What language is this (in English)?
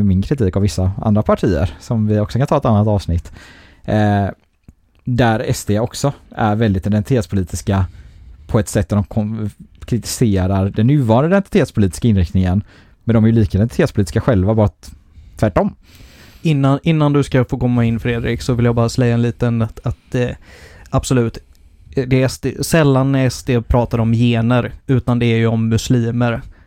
Swedish